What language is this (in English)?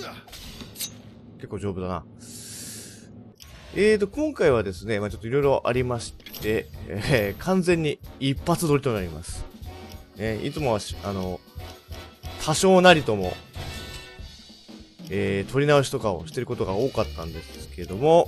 Japanese